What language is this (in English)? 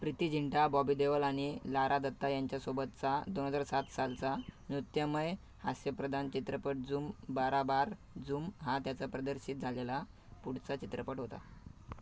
Marathi